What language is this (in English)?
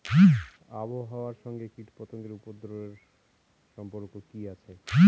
Bangla